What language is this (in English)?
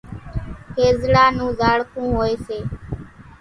Kachi Koli